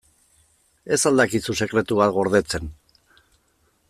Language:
Basque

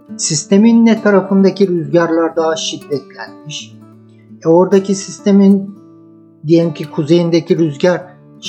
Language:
Turkish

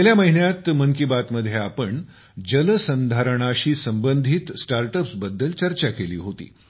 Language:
Marathi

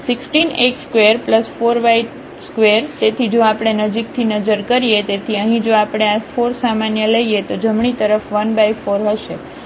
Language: Gujarati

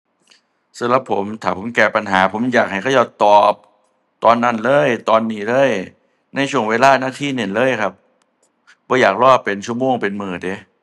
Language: Thai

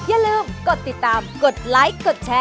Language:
Thai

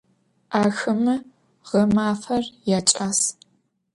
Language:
Adyghe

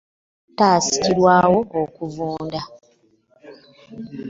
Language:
Ganda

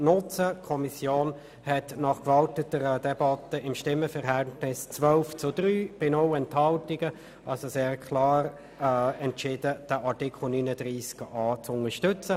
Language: Swiss German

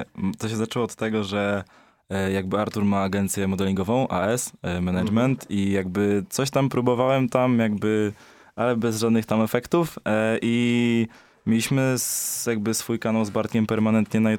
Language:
Polish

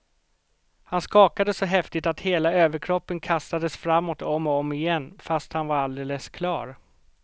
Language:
Swedish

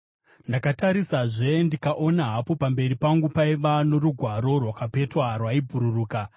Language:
Shona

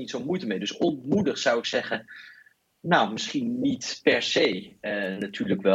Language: Dutch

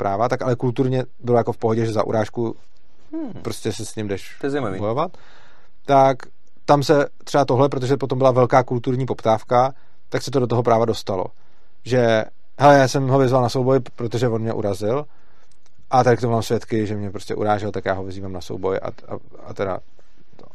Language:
Czech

